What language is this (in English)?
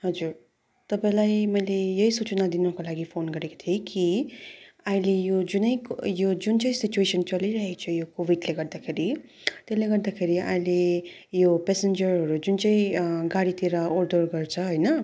Nepali